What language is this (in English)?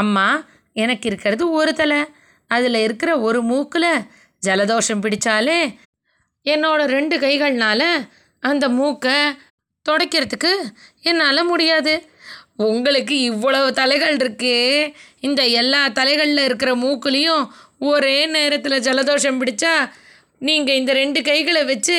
Tamil